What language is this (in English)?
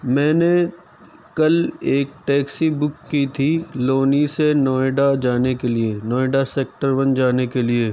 Urdu